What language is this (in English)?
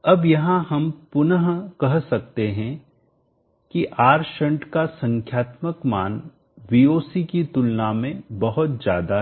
Hindi